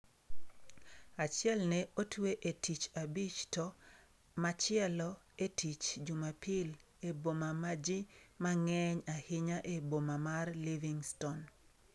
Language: Luo (Kenya and Tanzania)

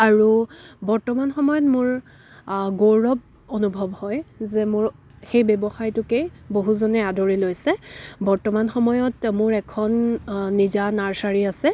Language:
Assamese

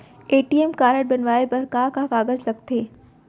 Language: Chhattisgarhi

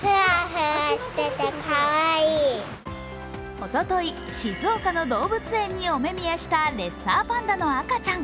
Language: Japanese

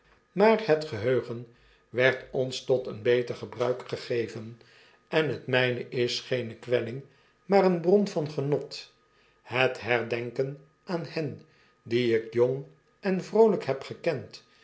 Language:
Dutch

